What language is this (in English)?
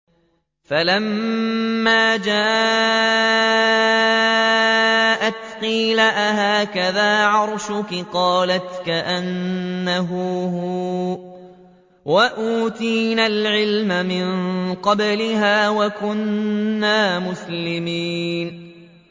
Arabic